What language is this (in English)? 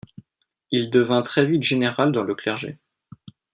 French